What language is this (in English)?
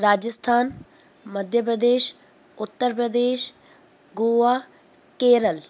Sindhi